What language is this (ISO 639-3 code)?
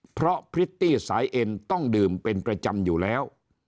tha